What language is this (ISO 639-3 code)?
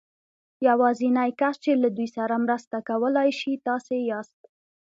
pus